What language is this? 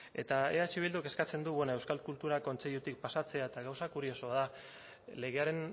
Basque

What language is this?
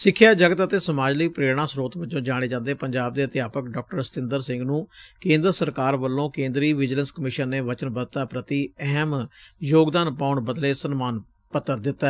Punjabi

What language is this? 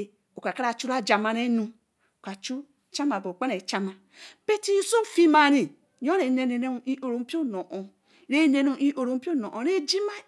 Eleme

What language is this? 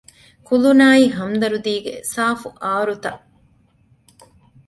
Divehi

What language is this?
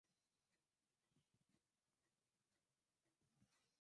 Swahili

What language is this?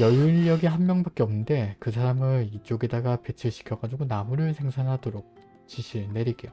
Korean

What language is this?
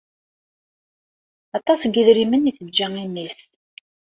Kabyle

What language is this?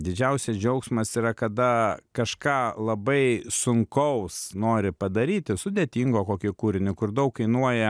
Lithuanian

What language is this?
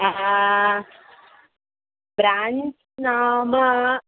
Sanskrit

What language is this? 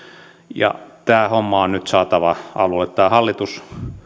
Finnish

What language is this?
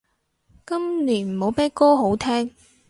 Cantonese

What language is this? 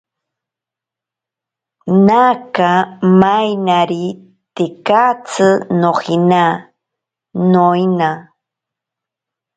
Ashéninka Perené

